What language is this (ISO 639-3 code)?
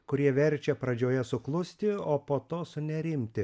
lit